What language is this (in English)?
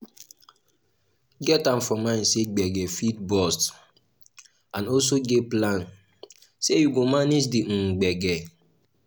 Nigerian Pidgin